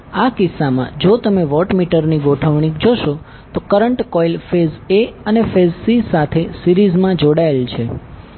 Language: Gujarati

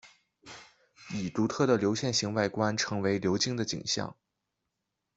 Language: Chinese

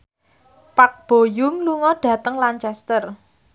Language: Javanese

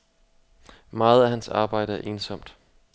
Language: Danish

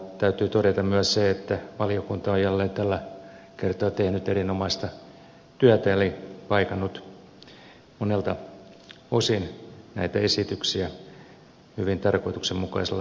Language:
Finnish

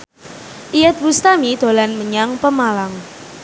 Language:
Javanese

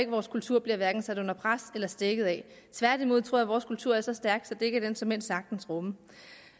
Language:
Danish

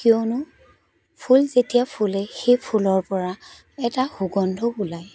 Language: Assamese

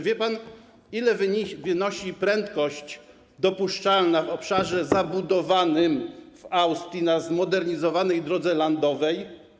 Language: Polish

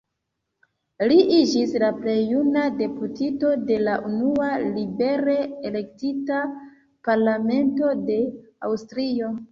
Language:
Esperanto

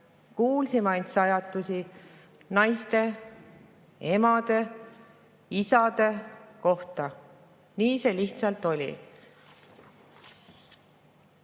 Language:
Estonian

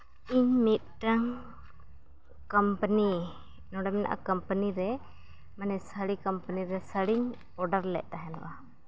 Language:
Santali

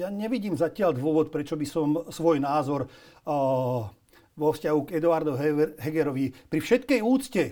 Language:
Slovak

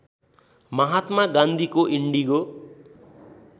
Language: Nepali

